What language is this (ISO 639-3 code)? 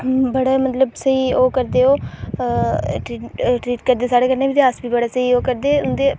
doi